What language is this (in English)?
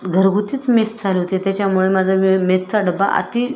Marathi